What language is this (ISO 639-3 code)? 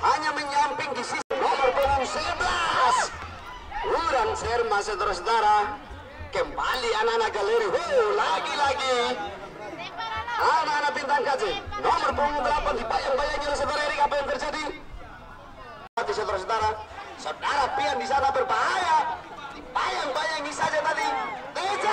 ind